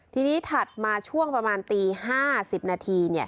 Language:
Thai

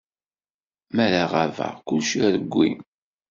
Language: Kabyle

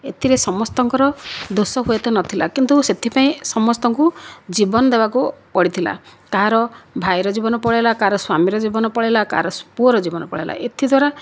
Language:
Odia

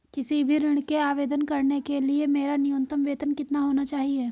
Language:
Hindi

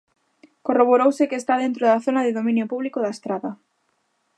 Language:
Galician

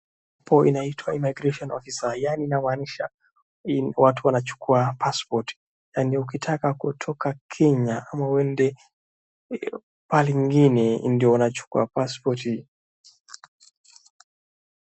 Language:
Swahili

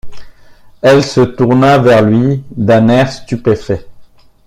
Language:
French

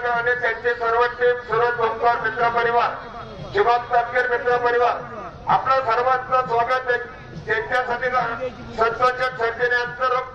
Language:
Marathi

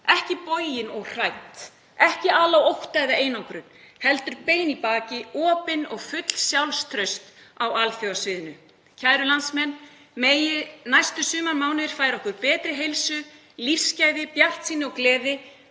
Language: Icelandic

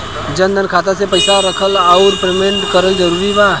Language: Bhojpuri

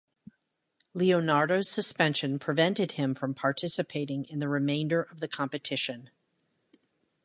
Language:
English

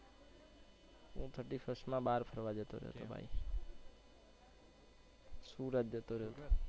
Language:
Gujarati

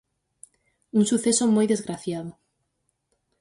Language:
Galician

